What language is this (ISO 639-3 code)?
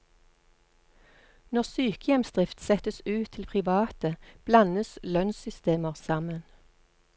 nor